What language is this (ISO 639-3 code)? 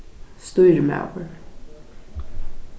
fao